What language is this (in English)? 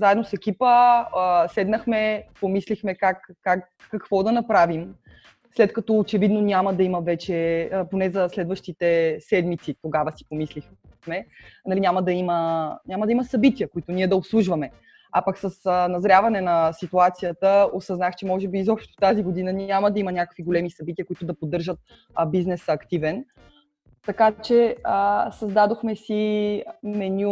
Bulgarian